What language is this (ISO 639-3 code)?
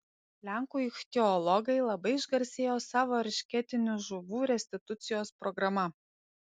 lit